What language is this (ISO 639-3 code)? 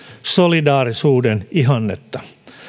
fin